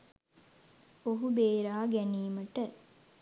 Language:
Sinhala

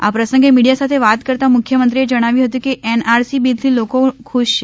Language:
Gujarati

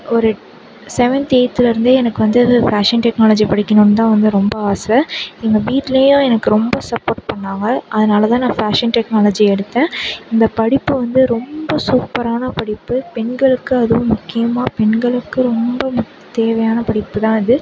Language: Tamil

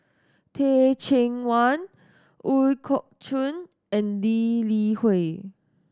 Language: English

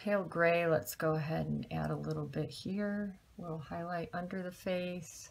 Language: English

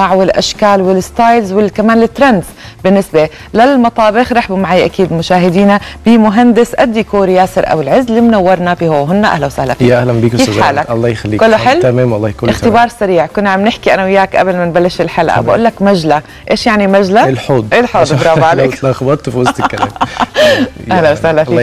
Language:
Arabic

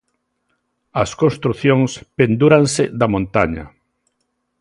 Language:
Galician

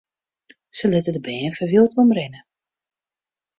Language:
Western Frisian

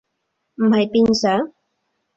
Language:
Cantonese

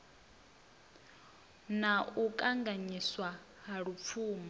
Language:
Venda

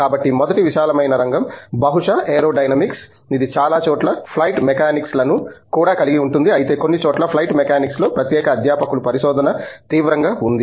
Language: Telugu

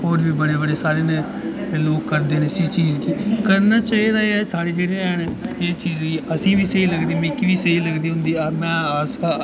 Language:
Dogri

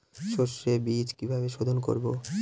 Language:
Bangla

